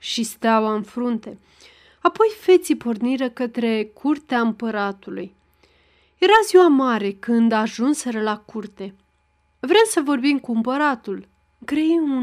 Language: Romanian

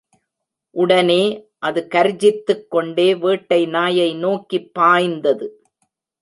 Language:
Tamil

